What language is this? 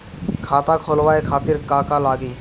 Bhojpuri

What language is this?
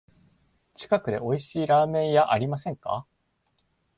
Japanese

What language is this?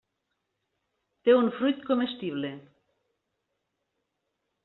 Catalan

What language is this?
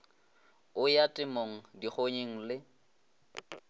Northern Sotho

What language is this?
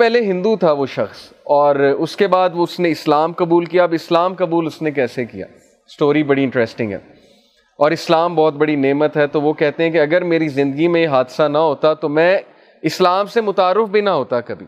Urdu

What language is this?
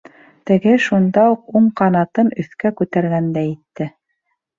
Bashkir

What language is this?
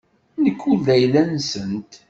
Kabyle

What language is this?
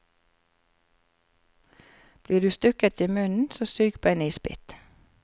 Norwegian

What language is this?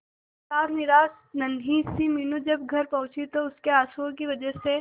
Hindi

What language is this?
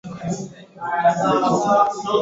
Swahili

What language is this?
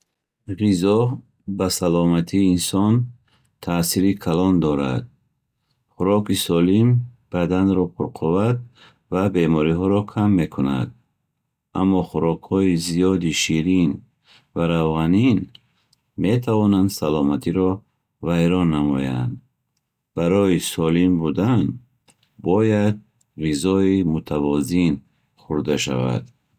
Bukharic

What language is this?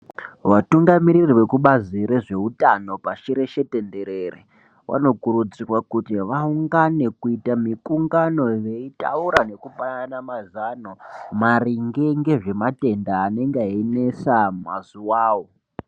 Ndau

